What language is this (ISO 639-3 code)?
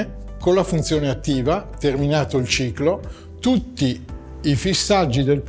ita